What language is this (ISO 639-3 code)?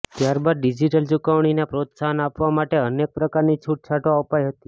guj